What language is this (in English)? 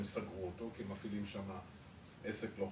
Hebrew